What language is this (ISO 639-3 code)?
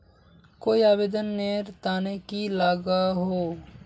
mag